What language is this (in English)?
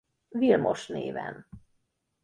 Hungarian